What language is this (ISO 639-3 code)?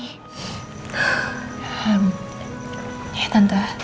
ind